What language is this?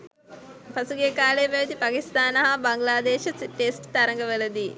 Sinhala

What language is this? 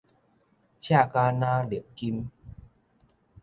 Min Nan Chinese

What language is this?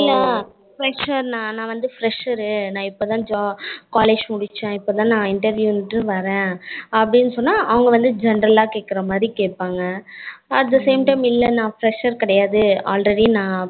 Tamil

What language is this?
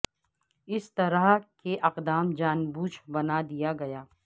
Urdu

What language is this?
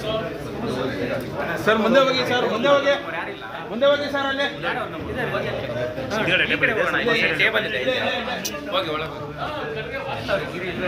Arabic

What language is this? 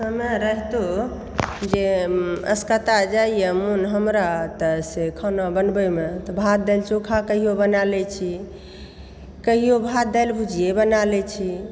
Maithili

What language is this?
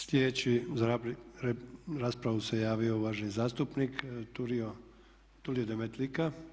Croatian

